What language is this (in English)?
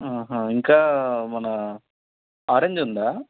Telugu